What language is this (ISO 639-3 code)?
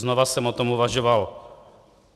ces